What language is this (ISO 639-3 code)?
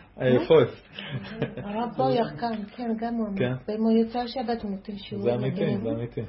heb